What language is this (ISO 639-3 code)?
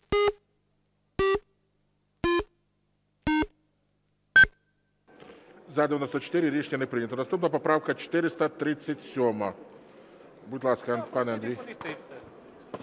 ukr